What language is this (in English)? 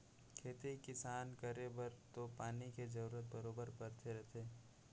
Chhattisgarhi